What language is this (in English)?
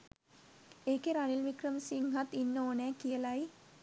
Sinhala